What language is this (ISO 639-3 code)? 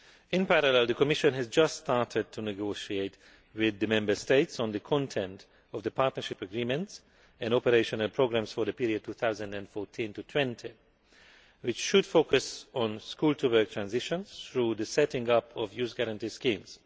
eng